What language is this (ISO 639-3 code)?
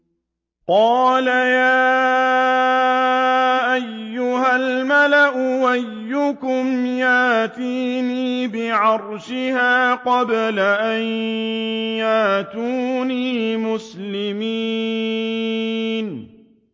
ara